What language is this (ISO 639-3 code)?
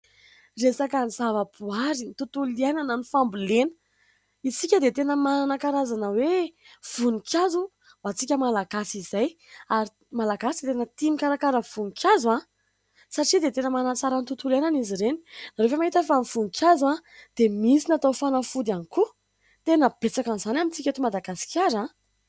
mlg